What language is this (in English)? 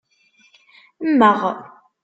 Kabyle